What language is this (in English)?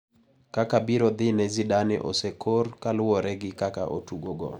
Luo (Kenya and Tanzania)